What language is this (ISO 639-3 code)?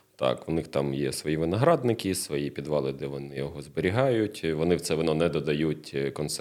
ukr